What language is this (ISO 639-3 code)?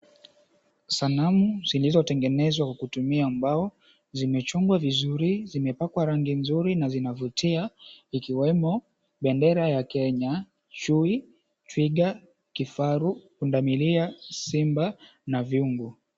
swa